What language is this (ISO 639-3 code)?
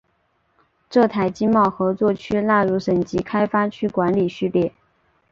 zho